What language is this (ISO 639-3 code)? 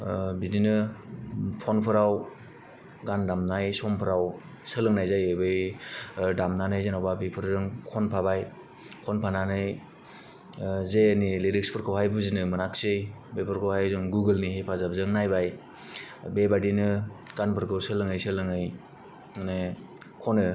brx